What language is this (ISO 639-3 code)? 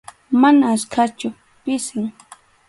qxu